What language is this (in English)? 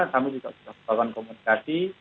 Indonesian